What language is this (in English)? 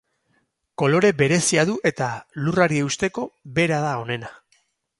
Basque